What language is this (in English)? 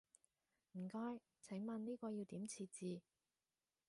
Cantonese